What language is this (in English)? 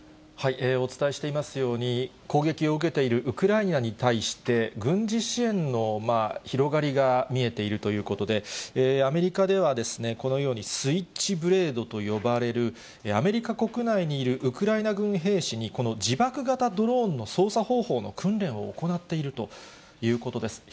Japanese